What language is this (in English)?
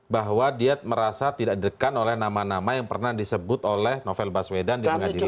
Indonesian